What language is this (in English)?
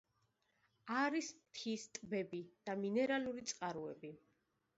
Georgian